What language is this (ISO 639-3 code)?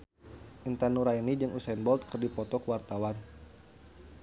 sun